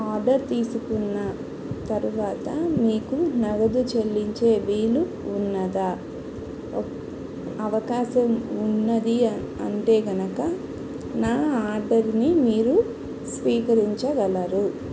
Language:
Telugu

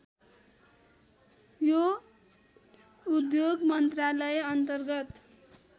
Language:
Nepali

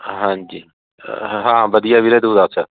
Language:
Punjabi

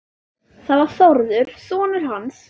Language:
Icelandic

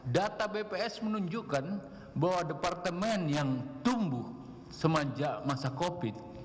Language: Indonesian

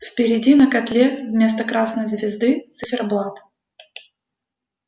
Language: Russian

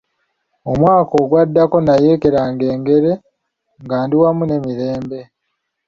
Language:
Ganda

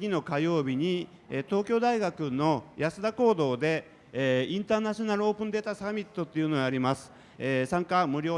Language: Japanese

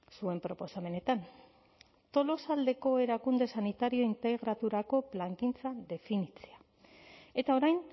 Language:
Basque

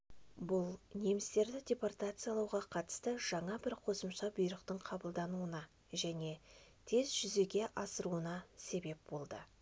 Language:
Kazakh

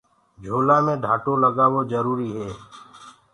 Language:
Gurgula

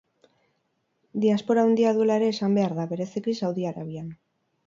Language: Basque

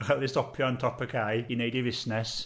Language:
Welsh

